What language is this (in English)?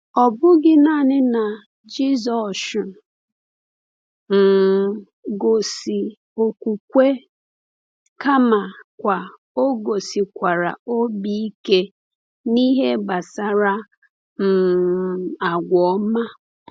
Igbo